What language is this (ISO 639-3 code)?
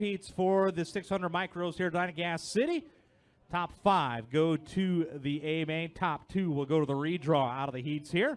eng